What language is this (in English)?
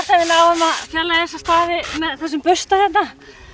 Icelandic